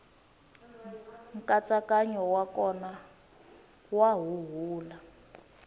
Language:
Tsonga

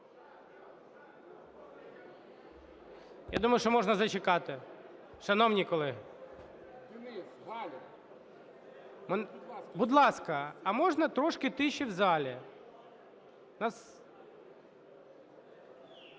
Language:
Ukrainian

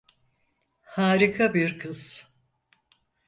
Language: Turkish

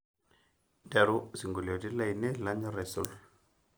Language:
Masai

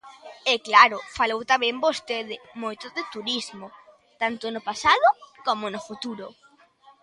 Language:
Galician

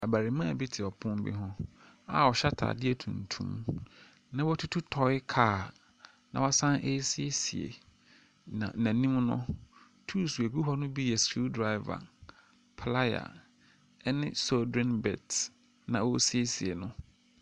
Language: Akan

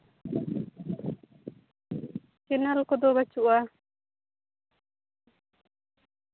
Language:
Santali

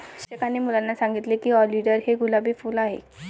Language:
Marathi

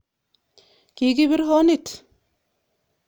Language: Kalenjin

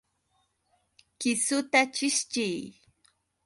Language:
Yauyos Quechua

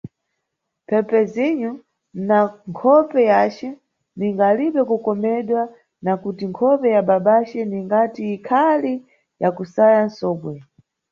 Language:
Nyungwe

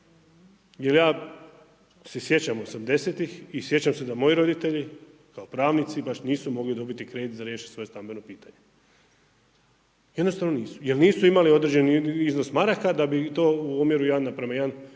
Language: Croatian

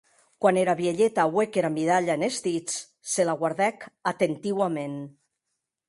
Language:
Occitan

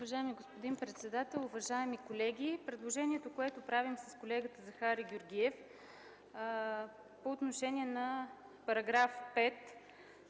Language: Bulgarian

